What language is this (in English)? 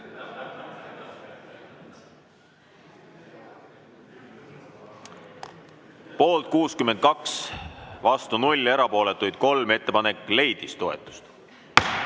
Estonian